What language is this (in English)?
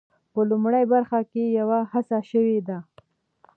Pashto